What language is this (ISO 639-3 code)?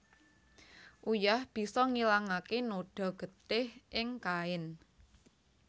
jav